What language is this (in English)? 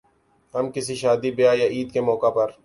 Urdu